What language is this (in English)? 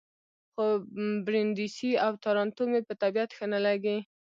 Pashto